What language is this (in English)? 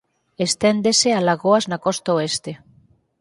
Galician